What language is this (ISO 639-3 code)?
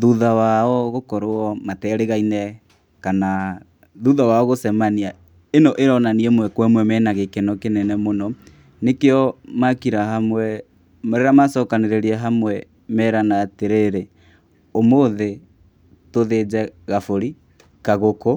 kik